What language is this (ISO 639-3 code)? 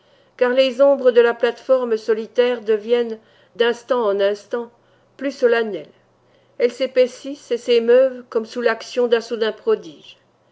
fra